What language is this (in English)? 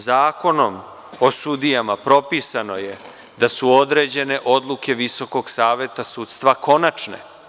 Serbian